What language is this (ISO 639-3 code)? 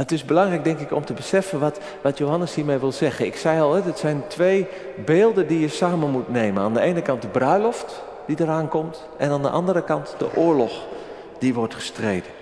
nld